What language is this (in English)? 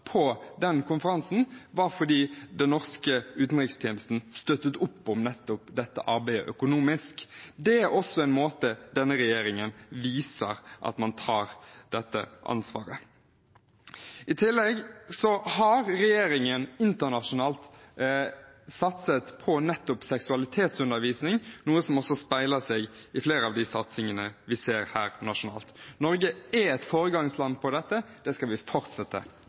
Norwegian Bokmål